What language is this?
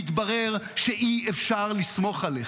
Hebrew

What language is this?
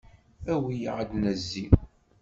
Kabyle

